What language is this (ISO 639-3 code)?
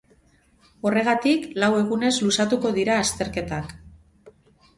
eus